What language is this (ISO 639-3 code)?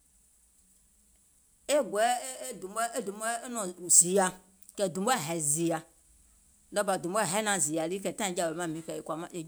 gol